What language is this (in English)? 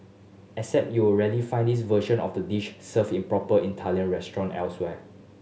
English